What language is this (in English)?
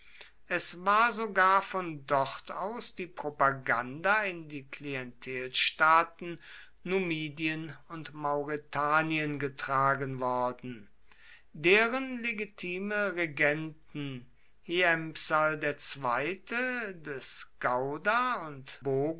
German